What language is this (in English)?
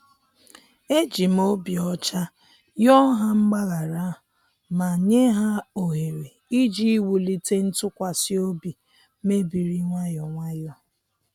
Igbo